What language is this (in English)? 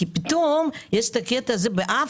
Hebrew